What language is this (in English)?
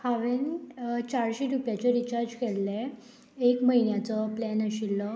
Konkani